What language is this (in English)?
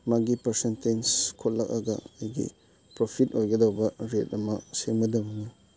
Manipuri